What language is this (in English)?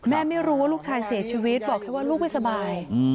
Thai